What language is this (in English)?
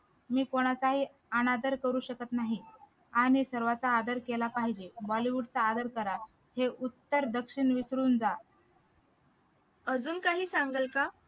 Marathi